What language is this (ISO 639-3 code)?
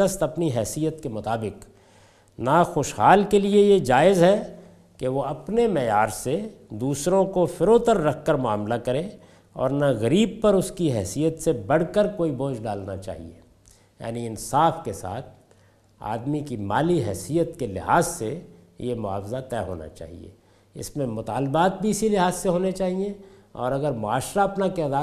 urd